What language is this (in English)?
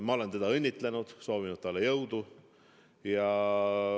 Estonian